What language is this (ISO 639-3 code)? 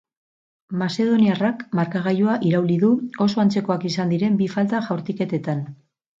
eus